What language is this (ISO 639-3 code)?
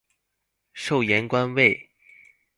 zho